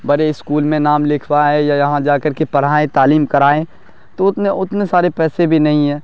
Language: Urdu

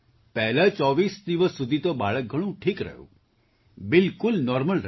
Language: Gujarati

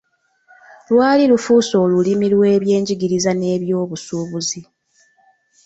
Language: Ganda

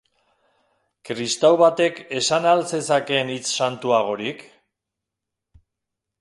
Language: Basque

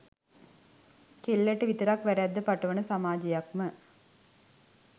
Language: Sinhala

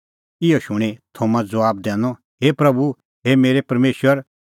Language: Kullu Pahari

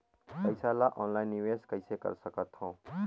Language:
Chhattisgarhi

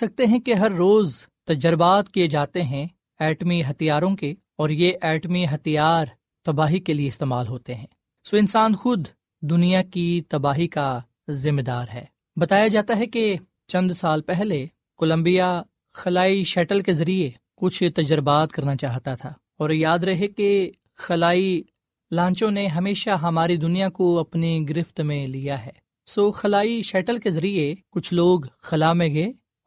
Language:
Urdu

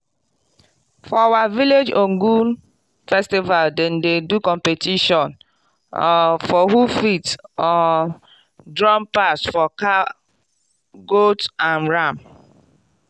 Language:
Nigerian Pidgin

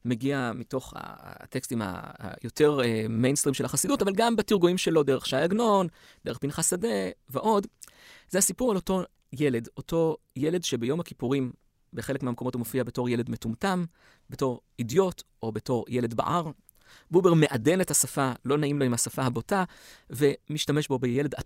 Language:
Hebrew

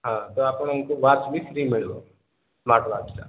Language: Odia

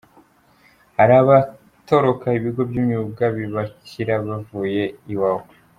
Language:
Kinyarwanda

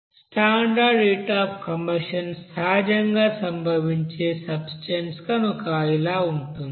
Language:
Telugu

